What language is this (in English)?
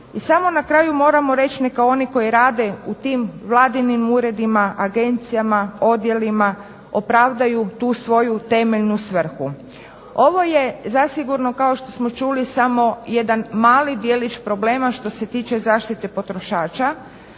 Croatian